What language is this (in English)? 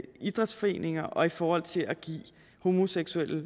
Danish